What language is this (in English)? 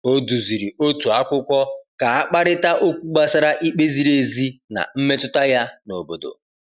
Igbo